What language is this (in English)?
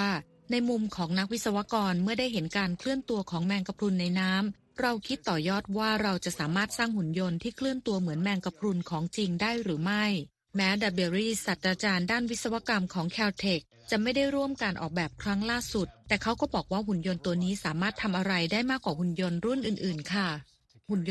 Thai